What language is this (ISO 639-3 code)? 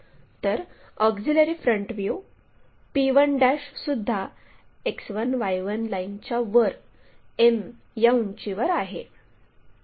mar